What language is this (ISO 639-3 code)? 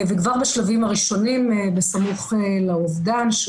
heb